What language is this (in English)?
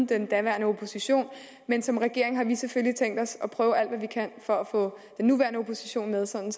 Danish